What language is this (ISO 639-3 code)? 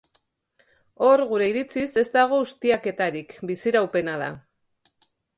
eus